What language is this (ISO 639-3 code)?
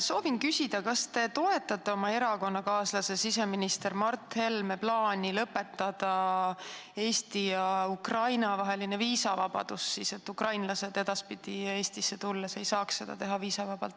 est